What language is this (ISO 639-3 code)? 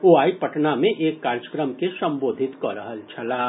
mai